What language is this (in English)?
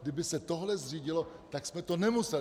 Czech